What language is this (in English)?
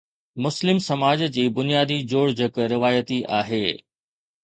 Sindhi